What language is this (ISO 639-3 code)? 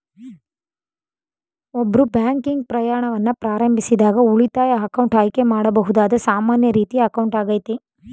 kan